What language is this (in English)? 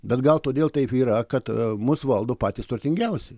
Lithuanian